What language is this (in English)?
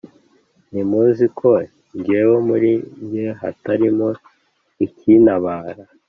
Kinyarwanda